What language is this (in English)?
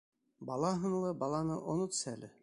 Bashkir